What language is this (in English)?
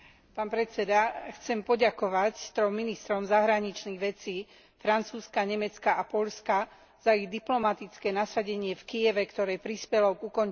Slovak